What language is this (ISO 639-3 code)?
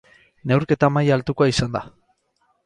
eus